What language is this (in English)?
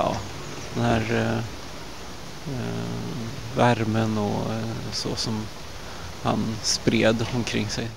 Swedish